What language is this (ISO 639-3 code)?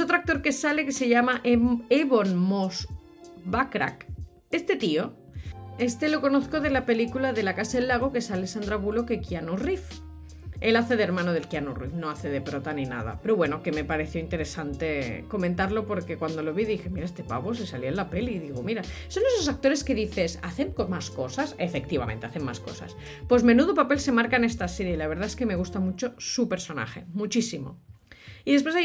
spa